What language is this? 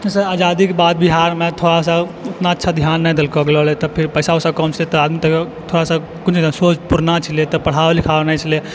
Maithili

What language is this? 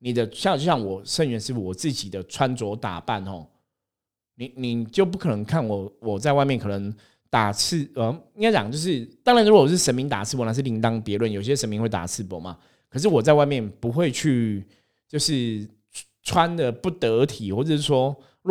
Chinese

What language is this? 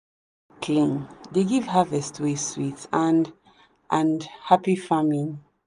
Nigerian Pidgin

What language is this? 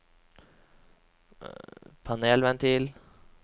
Norwegian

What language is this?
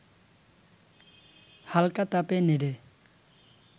Bangla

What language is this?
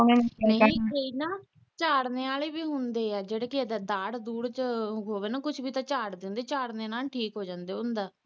Punjabi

